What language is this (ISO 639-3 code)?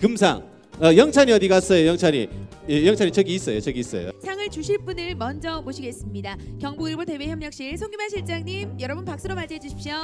kor